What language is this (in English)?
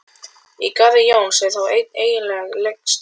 Icelandic